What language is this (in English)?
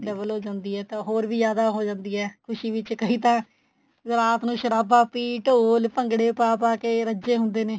Punjabi